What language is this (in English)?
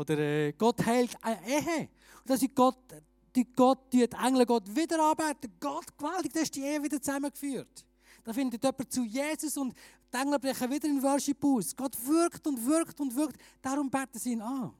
German